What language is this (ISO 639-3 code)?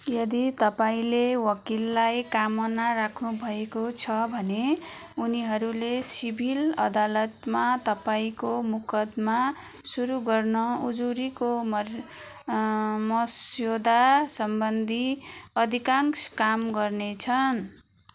nep